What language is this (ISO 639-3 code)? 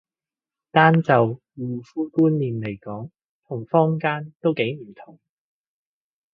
yue